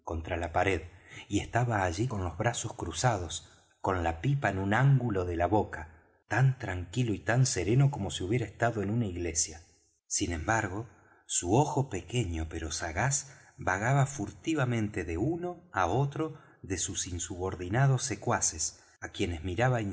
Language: Spanish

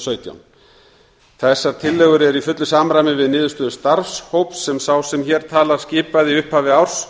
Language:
Icelandic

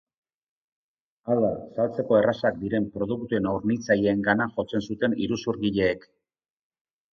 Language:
Basque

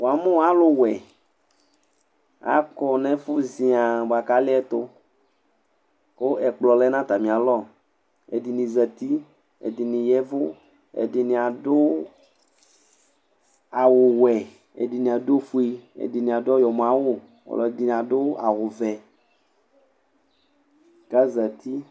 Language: Ikposo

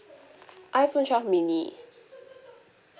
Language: English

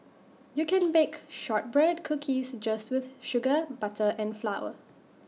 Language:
English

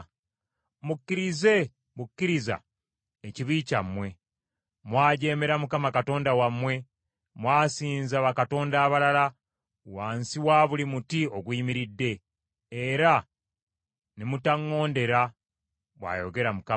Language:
Ganda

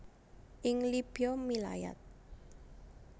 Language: Javanese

